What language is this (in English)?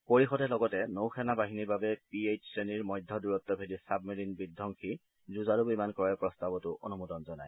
Assamese